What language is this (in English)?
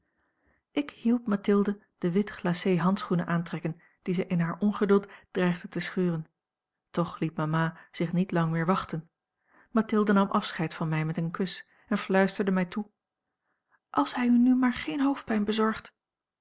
Dutch